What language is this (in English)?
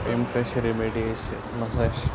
Kashmiri